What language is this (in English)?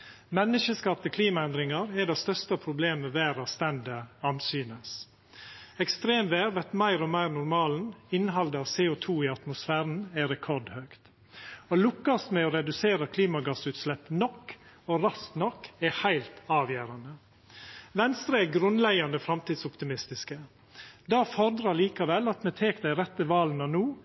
Norwegian Nynorsk